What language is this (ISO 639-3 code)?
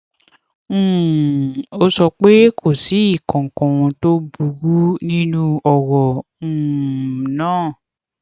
yor